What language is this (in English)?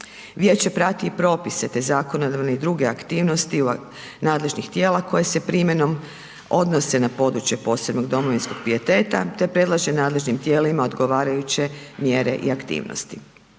Croatian